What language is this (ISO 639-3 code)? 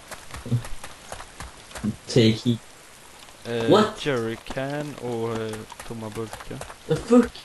swe